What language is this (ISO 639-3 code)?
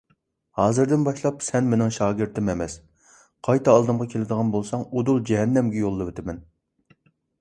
uig